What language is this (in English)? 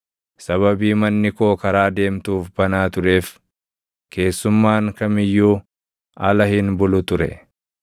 Oromo